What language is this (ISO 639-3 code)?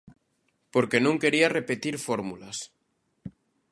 glg